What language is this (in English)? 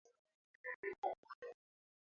Swahili